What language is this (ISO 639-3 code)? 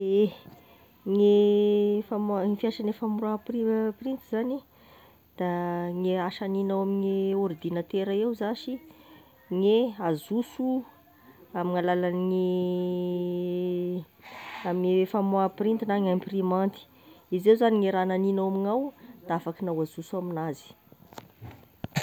tkg